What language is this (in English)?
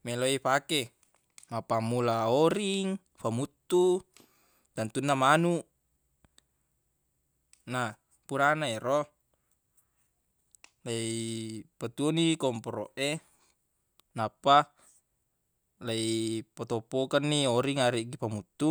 Buginese